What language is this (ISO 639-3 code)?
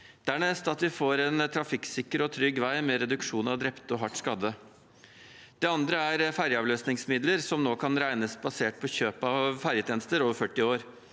nor